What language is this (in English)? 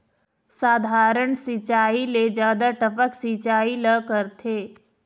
Chhattisgarhi